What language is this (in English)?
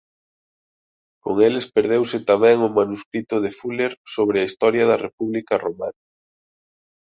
Galician